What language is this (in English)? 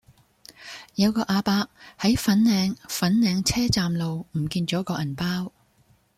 Cantonese